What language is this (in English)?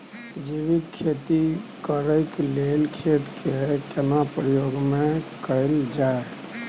Maithili